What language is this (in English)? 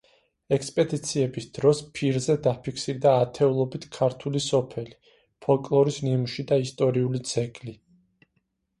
Georgian